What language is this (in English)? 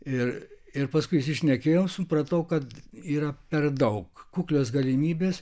Lithuanian